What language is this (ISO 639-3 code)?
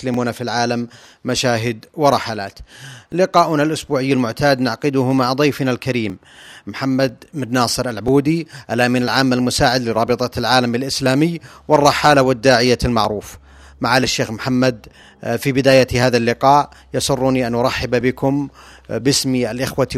ara